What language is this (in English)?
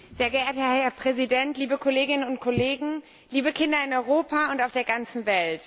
German